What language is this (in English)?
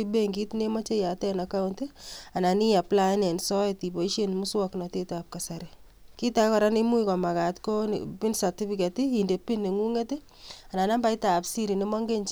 Kalenjin